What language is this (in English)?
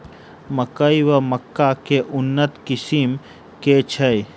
Maithili